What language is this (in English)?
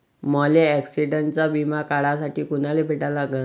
Marathi